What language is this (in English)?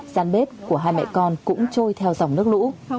Vietnamese